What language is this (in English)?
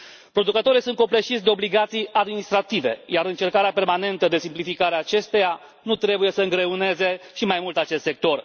Romanian